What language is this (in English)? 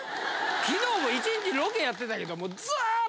Japanese